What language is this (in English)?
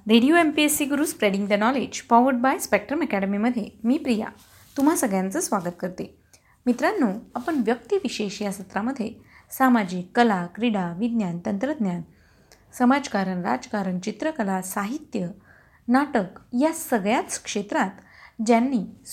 Marathi